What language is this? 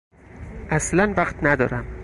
Persian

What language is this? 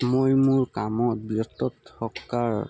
Assamese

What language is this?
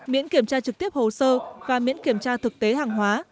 Vietnamese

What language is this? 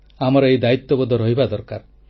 Odia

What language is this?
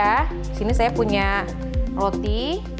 Indonesian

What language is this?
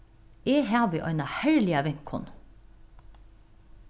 Faroese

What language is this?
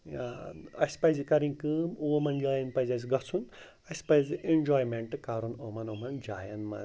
Kashmiri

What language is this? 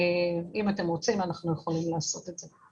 Hebrew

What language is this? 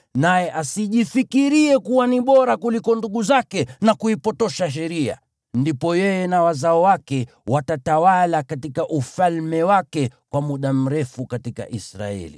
Swahili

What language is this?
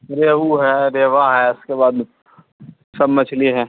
Urdu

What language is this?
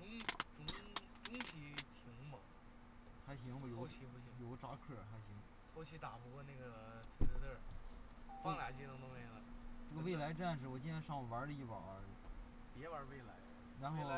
Chinese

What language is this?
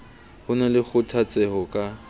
Southern Sotho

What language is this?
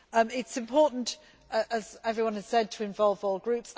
English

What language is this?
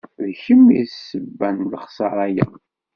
Kabyle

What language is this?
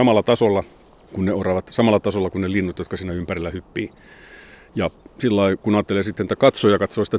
Finnish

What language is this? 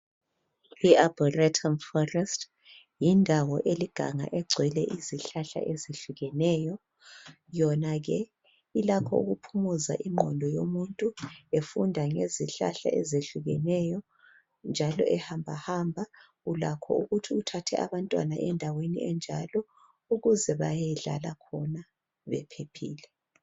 North Ndebele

